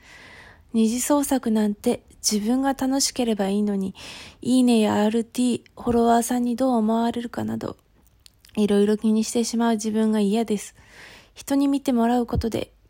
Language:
Japanese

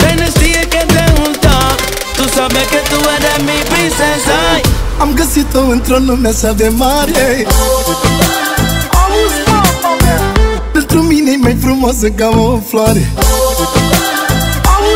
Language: Romanian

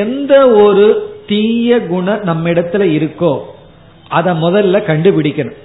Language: Tamil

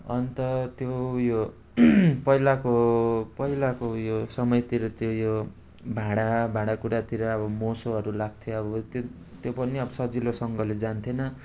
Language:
Nepali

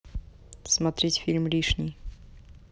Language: Russian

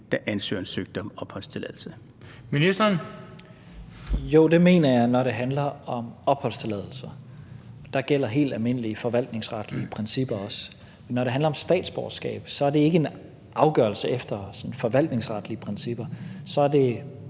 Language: Danish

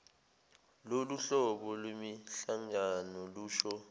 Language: Zulu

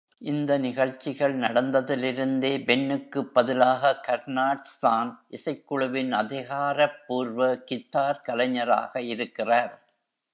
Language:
Tamil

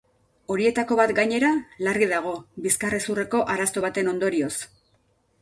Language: Basque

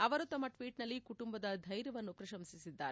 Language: Kannada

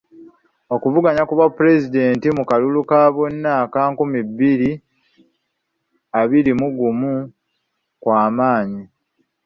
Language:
Ganda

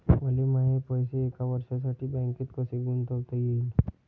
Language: Marathi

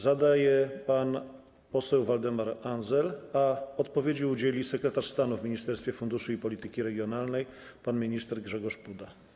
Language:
Polish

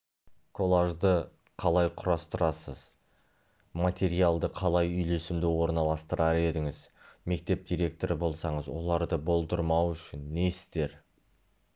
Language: Kazakh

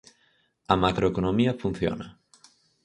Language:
Galician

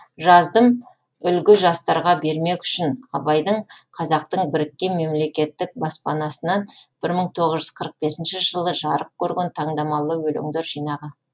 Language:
Kazakh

